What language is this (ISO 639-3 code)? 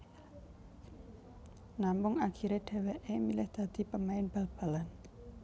jav